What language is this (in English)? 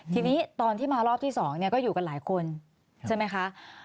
Thai